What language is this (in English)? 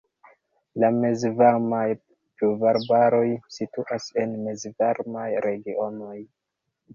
Esperanto